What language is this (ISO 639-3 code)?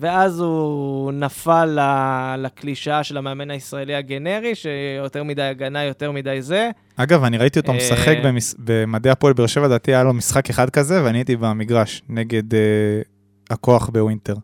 heb